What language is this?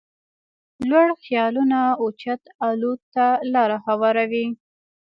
Pashto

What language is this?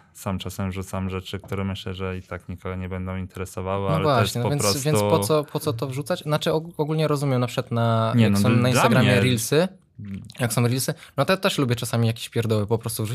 Polish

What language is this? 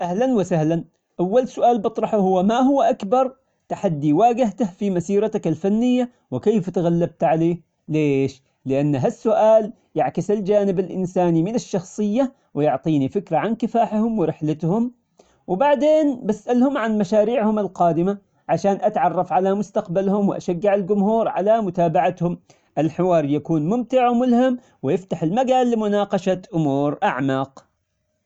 Omani Arabic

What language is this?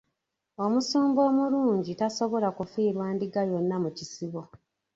Ganda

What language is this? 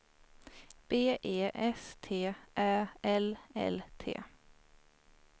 Swedish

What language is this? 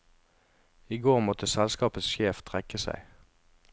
Norwegian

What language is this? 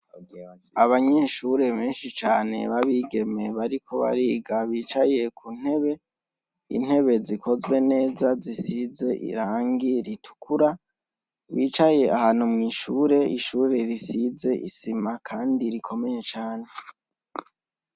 Rundi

